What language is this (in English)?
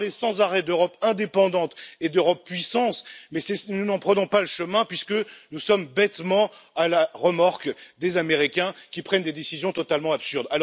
French